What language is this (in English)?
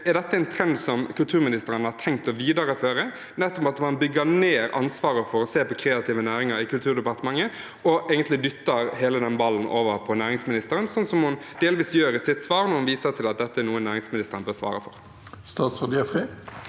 Norwegian